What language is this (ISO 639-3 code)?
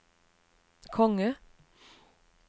nor